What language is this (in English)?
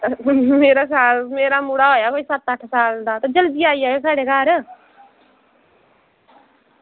Dogri